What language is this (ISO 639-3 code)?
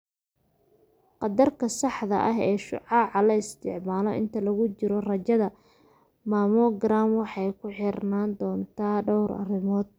som